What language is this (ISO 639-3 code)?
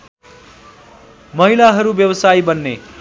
nep